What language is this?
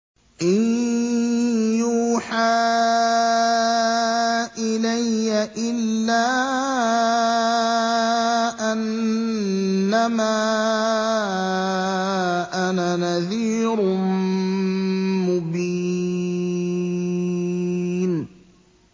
Arabic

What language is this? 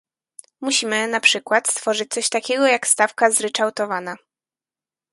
Polish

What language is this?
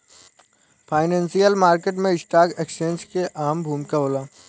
Bhojpuri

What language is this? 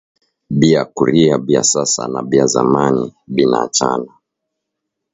Swahili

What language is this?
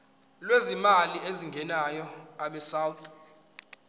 Zulu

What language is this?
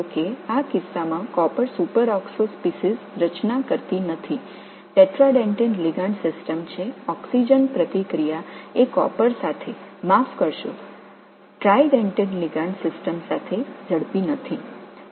Tamil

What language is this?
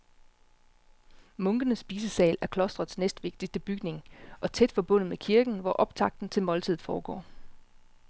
Danish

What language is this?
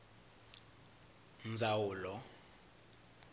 Tsonga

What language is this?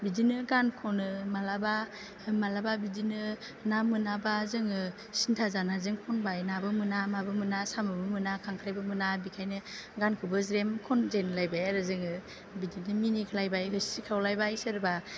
Bodo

